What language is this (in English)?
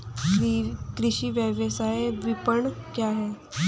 Hindi